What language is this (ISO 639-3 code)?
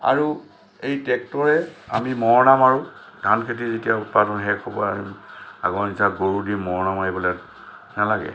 asm